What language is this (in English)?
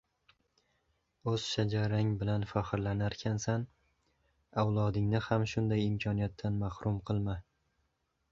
Uzbek